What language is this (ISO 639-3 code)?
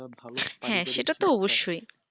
ben